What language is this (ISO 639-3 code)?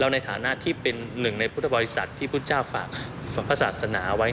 tha